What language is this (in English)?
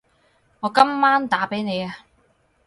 Cantonese